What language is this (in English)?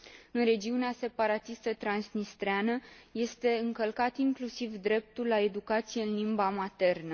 Romanian